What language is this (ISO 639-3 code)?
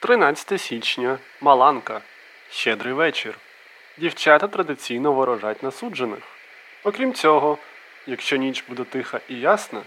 ukr